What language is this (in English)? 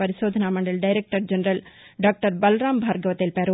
Telugu